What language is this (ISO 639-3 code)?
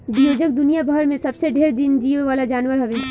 bho